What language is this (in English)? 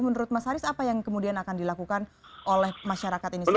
Indonesian